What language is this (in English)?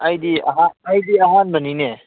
Manipuri